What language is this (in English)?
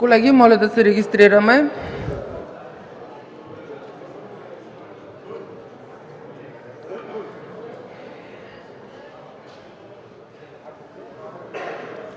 Bulgarian